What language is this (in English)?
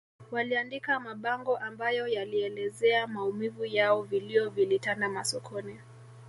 Swahili